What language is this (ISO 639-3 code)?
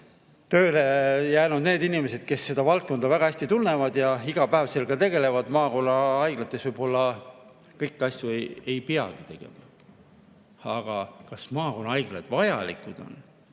est